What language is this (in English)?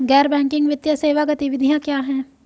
Hindi